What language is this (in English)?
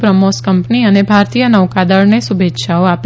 Gujarati